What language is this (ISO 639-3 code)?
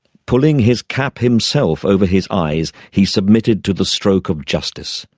eng